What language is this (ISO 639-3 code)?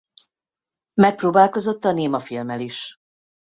hun